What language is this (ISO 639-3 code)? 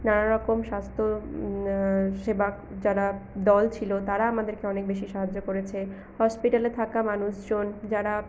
ben